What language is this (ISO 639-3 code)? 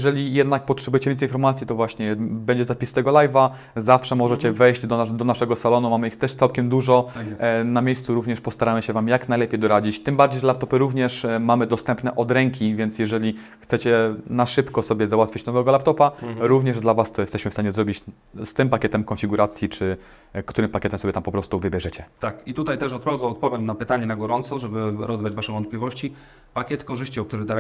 pol